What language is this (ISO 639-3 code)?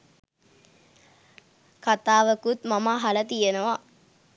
sin